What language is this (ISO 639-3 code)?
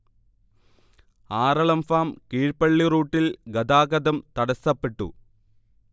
mal